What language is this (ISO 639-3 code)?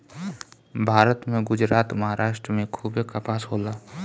bho